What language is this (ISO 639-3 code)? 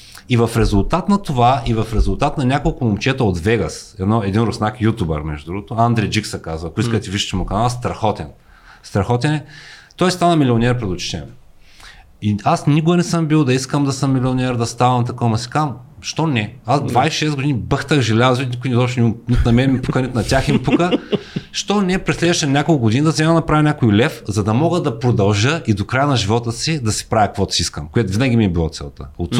bul